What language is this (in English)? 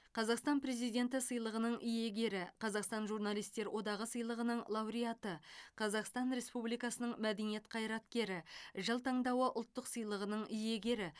Kazakh